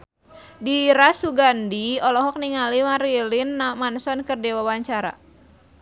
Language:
Sundanese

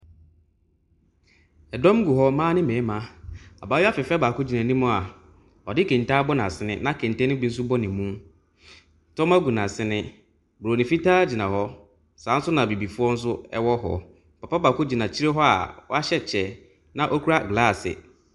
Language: Akan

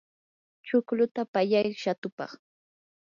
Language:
Yanahuanca Pasco Quechua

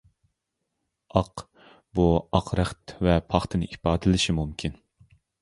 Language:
Uyghur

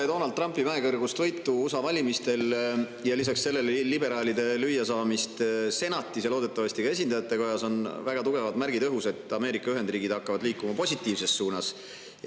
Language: Estonian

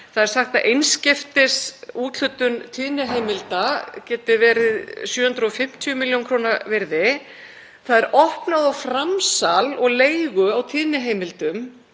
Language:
Icelandic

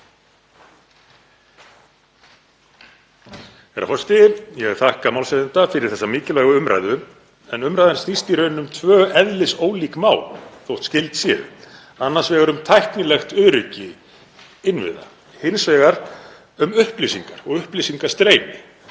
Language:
Icelandic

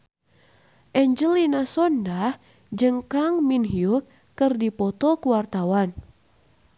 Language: Sundanese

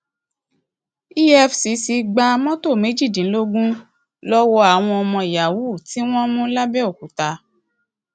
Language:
Yoruba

